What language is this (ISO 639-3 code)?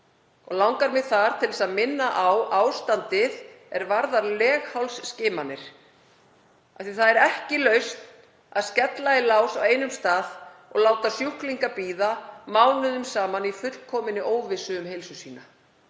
isl